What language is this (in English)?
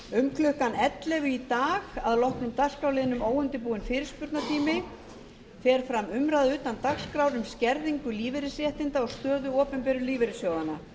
Icelandic